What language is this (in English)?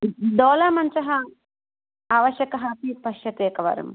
Sanskrit